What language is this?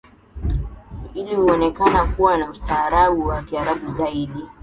Swahili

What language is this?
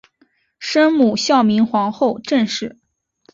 Chinese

